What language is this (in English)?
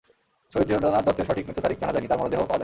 Bangla